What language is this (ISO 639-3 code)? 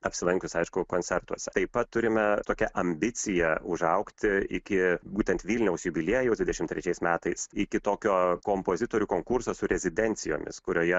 lit